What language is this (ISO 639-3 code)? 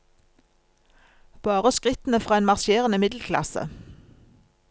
nor